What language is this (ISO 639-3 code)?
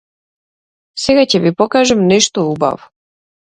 mkd